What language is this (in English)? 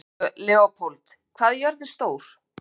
Icelandic